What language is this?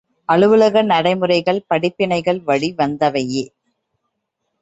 Tamil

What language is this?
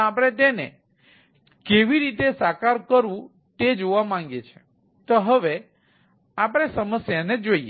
Gujarati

